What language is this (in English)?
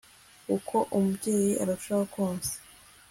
Kinyarwanda